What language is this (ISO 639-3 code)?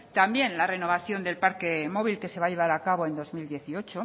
spa